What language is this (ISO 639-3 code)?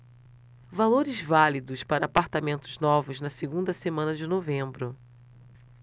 por